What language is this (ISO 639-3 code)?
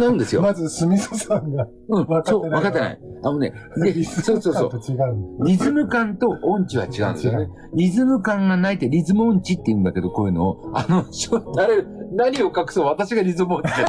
jpn